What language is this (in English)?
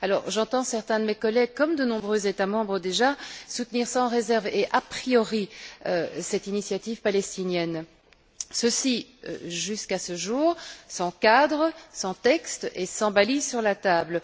French